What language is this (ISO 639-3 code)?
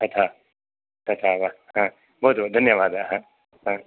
san